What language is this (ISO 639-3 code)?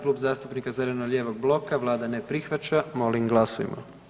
hrv